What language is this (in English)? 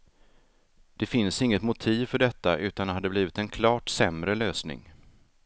Swedish